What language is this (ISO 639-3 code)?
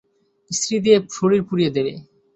ben